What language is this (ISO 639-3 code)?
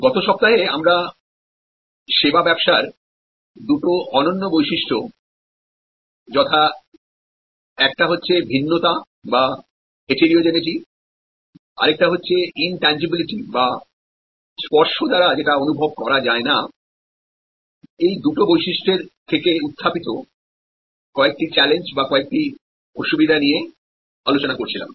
ben